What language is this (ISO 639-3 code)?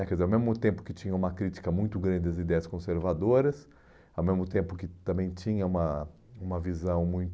por